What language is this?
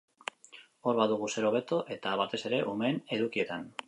Basque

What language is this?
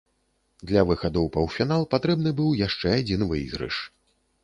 Belarusian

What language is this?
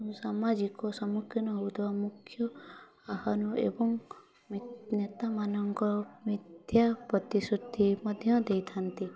Odia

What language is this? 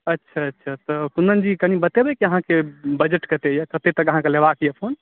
Maithili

